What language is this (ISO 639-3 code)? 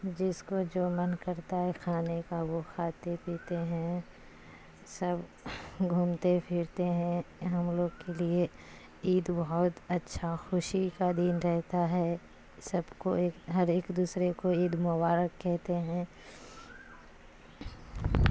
urd